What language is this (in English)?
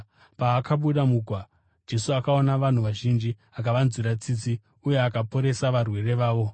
Shona